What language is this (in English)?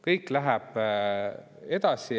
Estonian